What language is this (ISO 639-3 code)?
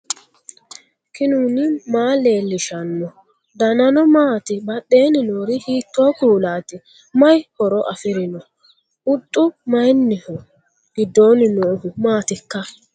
sid